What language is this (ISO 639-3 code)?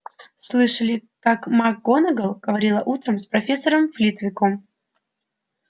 rus